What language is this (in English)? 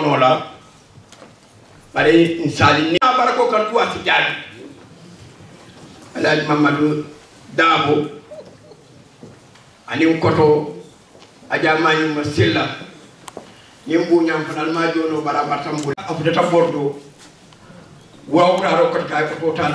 Arabic